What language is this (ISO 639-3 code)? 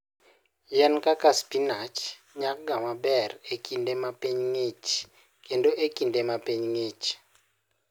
luo